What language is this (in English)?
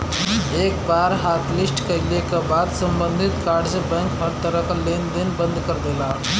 Bhojpuri